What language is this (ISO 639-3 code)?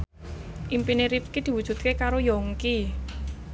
jav